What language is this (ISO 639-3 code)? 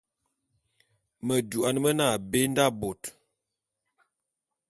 bum